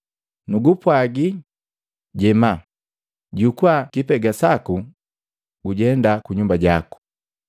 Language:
Matengo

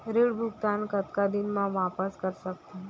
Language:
Chhattisgarhi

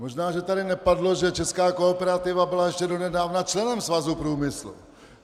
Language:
Czech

